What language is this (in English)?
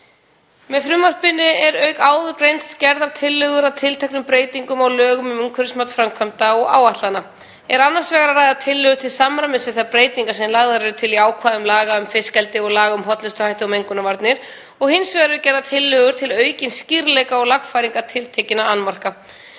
Icelandic